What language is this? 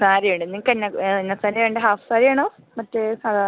Malayalam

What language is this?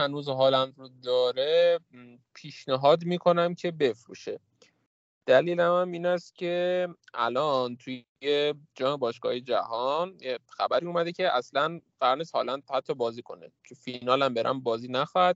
Persian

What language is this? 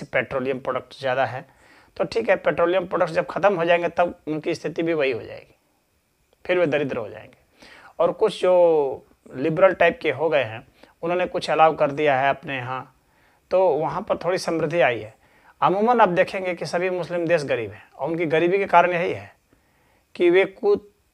Hindi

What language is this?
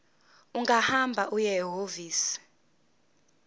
Zulu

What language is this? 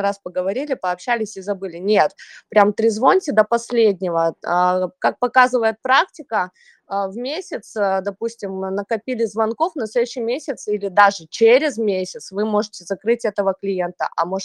Russian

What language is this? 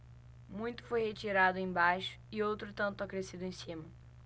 Portuguese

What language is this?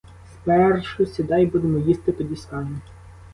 Ukrainian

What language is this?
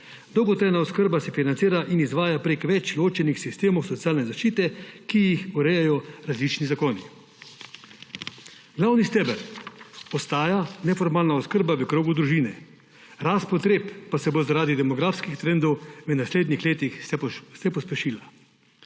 Slovenian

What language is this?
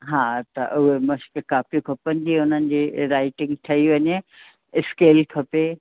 Sindhi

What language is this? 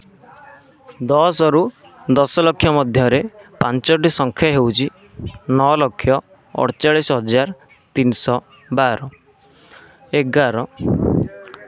Odia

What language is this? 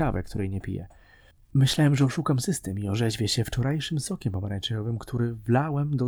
Polish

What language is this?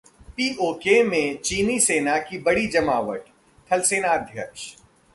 Hindi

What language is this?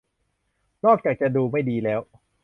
Thai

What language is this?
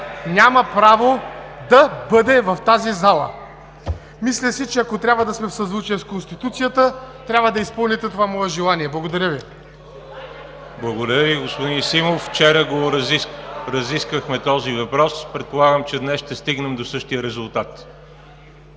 Bulgarian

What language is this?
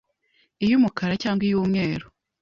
Kinyarwanda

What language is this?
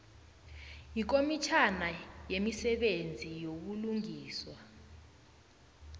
South Ndebele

